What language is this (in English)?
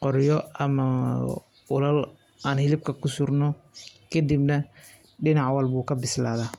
Somali